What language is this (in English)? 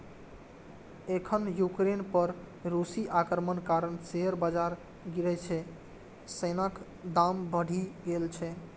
Maithili